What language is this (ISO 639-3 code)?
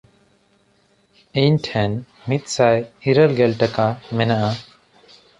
sat